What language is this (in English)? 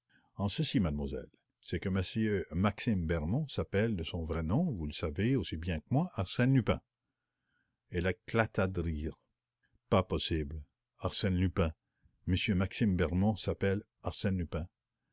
French